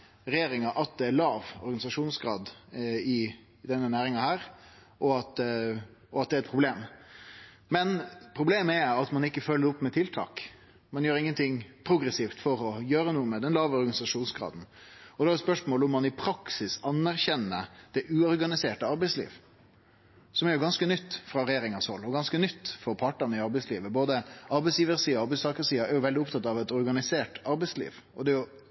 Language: Norwegian Nynorsk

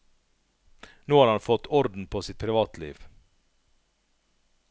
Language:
Norwegian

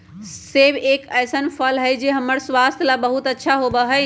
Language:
Magahi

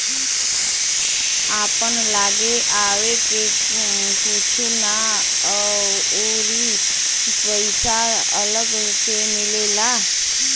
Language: Bhojpuri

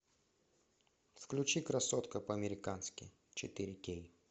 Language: Russian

